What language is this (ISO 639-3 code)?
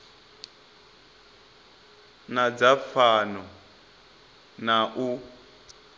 ven